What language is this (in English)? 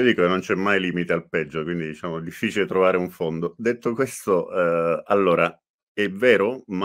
Italian